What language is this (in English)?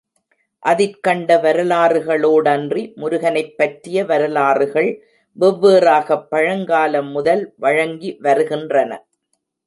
Tamil